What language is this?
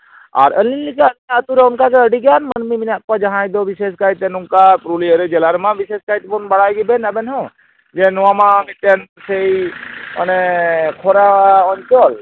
Santali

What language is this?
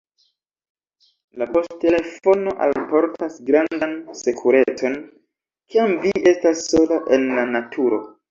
Esperanto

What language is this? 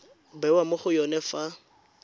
Tswana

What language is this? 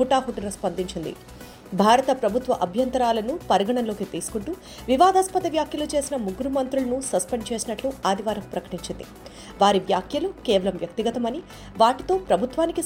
Telugu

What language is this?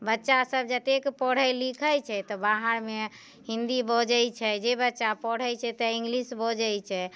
Maithili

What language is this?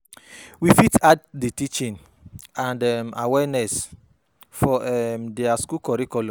Nigerian Pidgin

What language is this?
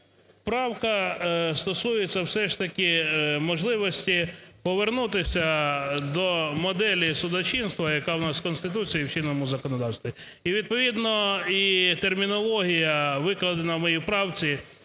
Ukrainian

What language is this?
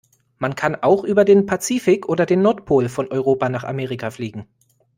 German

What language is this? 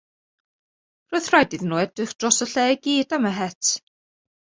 Welsh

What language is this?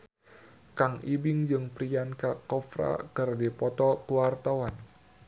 Sundanese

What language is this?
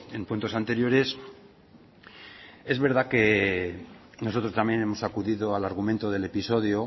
Spanish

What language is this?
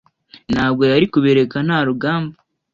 Kinyarwanda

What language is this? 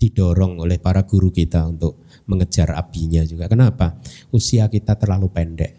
Indonesian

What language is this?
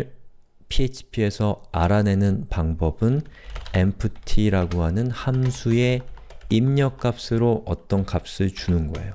Korean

